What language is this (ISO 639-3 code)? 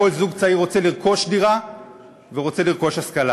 heb